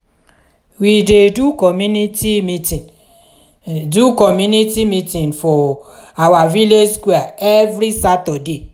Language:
Nigerian Pidgin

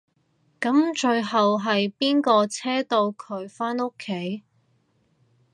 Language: Cantonese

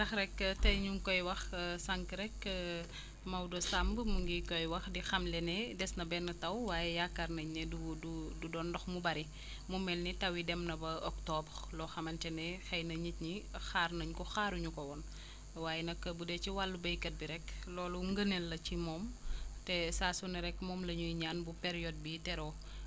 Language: Wolof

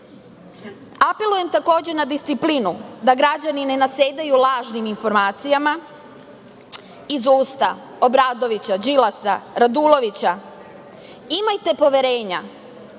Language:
Serbian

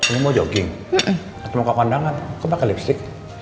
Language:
Indonesian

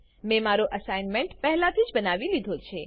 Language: Gujarati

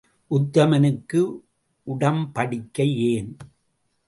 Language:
Tamil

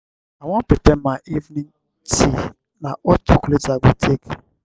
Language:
Nigerian Pidgin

